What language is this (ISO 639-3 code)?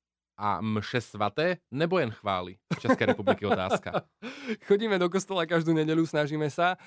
slk